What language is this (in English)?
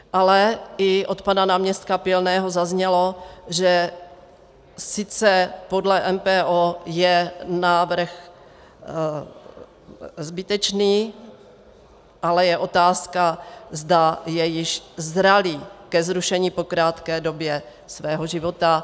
Czech